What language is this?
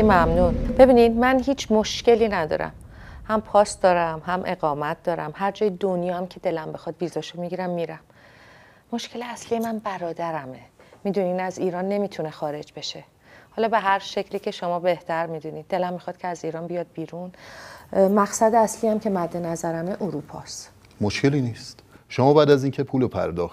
Persian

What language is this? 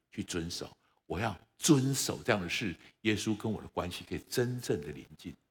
Chinese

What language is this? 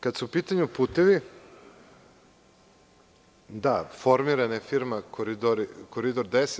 Serbian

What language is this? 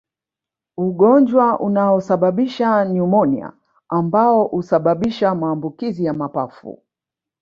Swahili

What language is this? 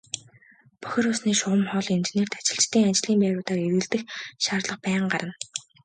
Mongolian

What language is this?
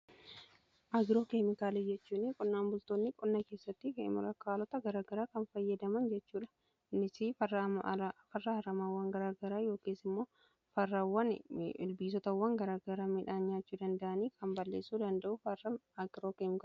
Oromo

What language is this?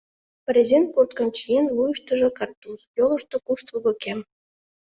Mari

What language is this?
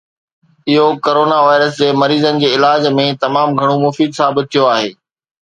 Sindhi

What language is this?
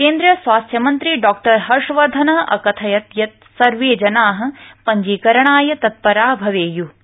Sanskrit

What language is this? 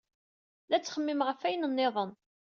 Kabyle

